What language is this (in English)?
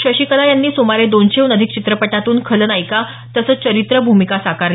Marathi